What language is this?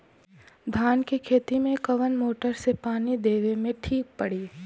Bhojpuri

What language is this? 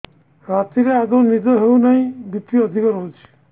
Odia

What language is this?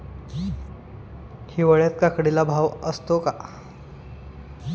Marathi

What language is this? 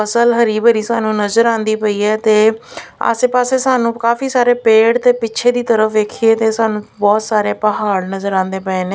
Punjabi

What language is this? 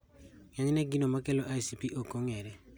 Luo (Kenya and Tanzania)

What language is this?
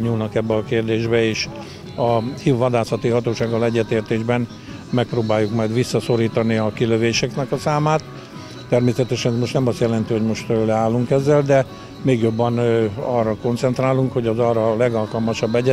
Hungarian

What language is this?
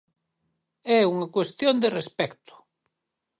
Galician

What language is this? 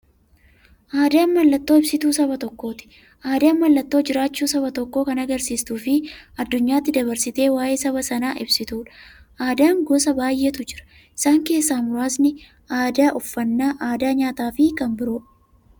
Oromo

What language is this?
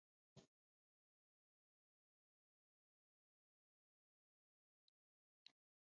Chinese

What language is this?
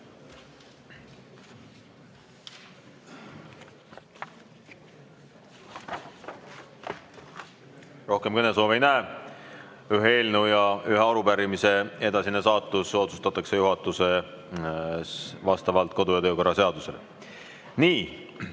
Estonian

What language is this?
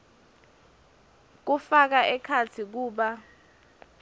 Swati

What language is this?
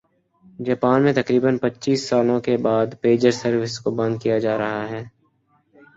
Urdu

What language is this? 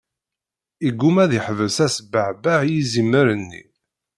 Kabyle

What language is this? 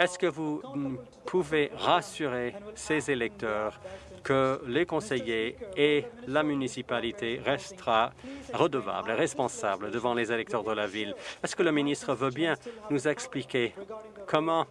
French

